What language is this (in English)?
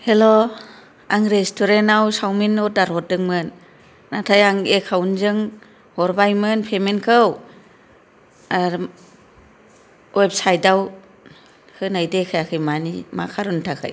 Bodo